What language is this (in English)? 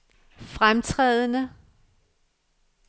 Danish